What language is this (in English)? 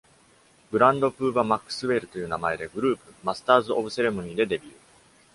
Japanese